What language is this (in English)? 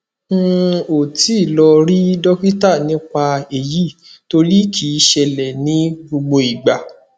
Yoruba